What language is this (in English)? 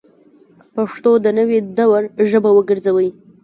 Pashto